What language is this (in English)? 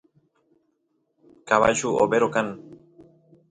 Santiago del Estero Quichua